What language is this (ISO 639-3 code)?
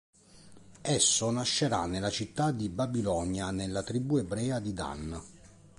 ita